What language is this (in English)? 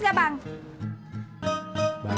Indonesian